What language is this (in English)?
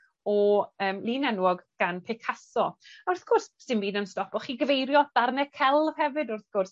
Welsh